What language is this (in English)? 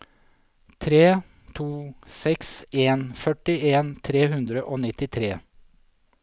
Norwegian